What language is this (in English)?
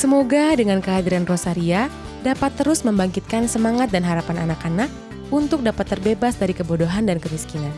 Indonesian